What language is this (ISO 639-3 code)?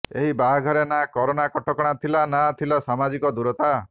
ori